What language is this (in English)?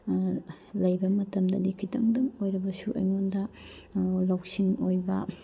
Manipuri